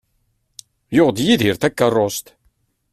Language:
Kabyle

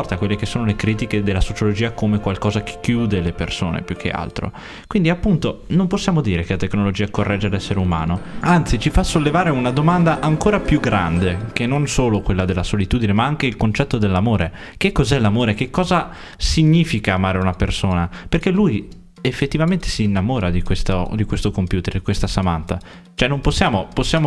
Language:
Italian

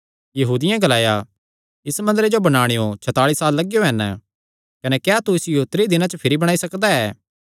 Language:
Kangri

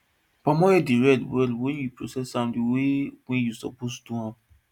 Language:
Nigerian Pidgin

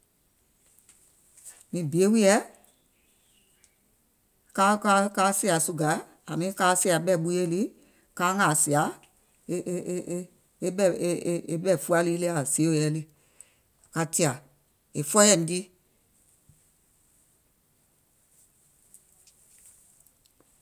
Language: Gola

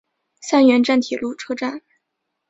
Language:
Chinese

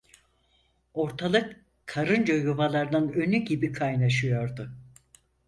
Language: Turkish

